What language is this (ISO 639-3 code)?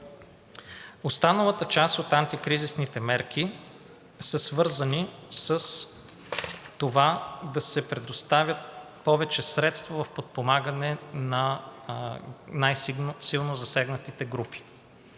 bul